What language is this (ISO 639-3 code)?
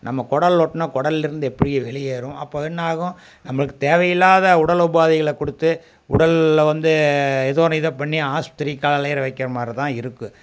tam